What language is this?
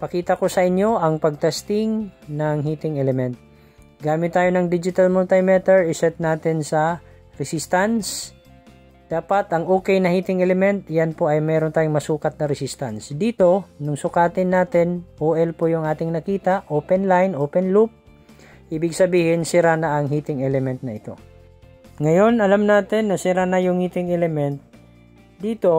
Filipino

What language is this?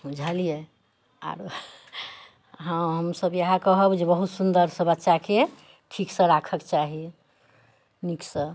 Maithili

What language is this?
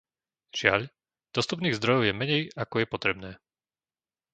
Slovak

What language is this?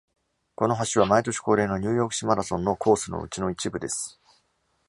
Japanese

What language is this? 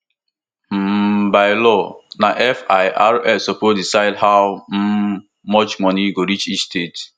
Nigerian Pidgin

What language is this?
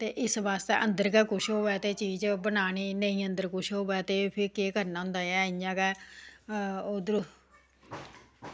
Dogri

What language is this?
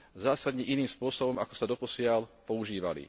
Slovak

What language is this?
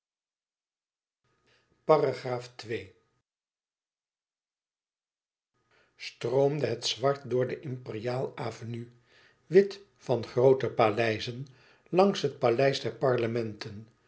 Dutch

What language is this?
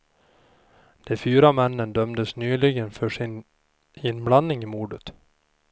Swedish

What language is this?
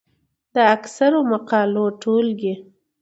Pashto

